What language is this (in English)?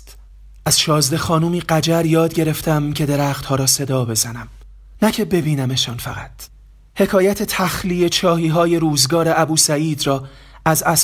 Persian